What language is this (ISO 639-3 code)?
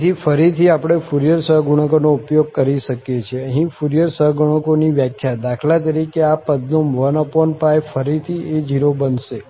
guj